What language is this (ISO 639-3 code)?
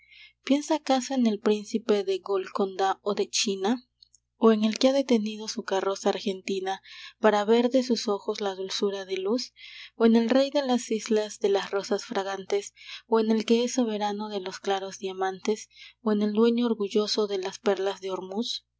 spa